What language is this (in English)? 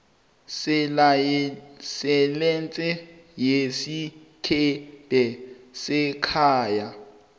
South Ndebele